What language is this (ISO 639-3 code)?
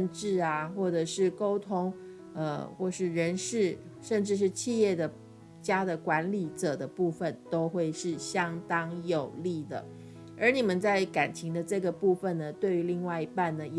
zho